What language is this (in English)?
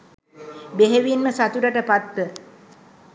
Sinhala